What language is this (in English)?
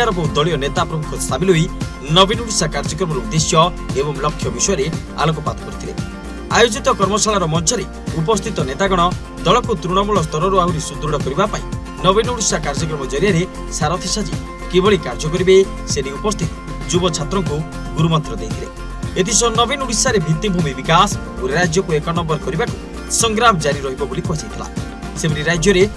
Italian